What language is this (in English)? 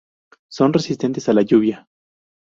Spanish